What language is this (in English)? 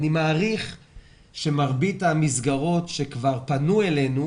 Hebrew